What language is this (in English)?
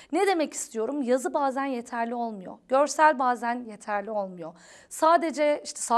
Turkish